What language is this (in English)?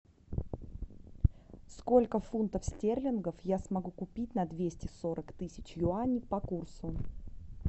Russian